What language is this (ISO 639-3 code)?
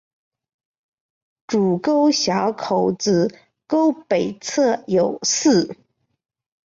zho